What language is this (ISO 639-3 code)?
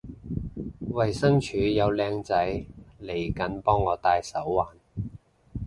yue